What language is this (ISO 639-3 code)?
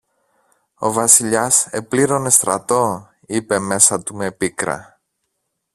ell